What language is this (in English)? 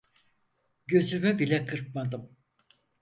Turkish